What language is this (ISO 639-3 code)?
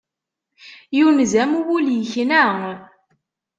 kab